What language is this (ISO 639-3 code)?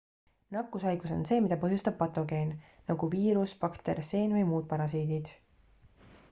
est